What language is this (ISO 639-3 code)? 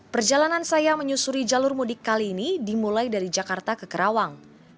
ind